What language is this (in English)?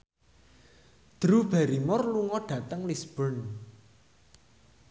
Javanese